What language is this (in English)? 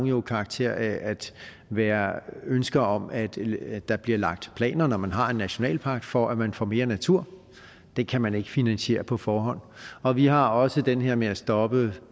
Danish